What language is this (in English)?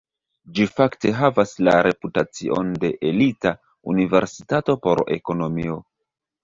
Esperanto